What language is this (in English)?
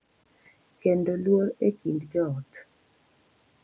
Luo (Kenya and Tanzania)